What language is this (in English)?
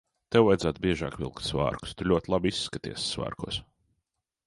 Latvian